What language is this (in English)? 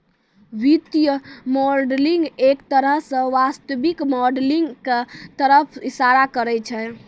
Maithili